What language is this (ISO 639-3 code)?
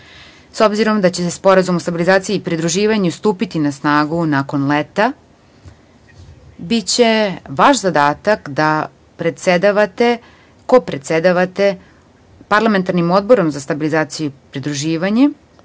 srp